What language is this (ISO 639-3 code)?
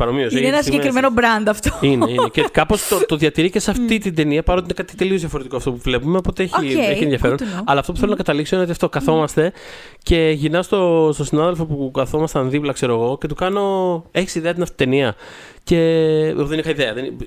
ell